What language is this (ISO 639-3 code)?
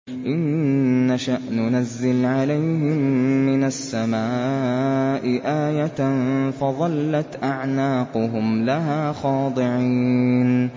ara